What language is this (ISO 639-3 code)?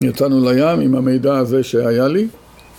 heb